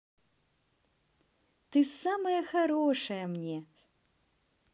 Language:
Russian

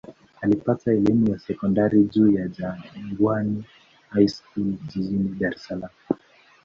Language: Swahili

